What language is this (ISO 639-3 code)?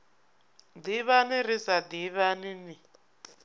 ven